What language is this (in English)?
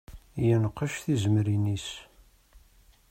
Kabyle